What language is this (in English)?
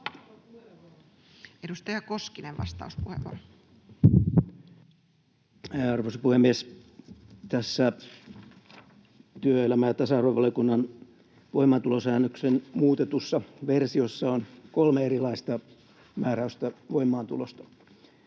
Finnish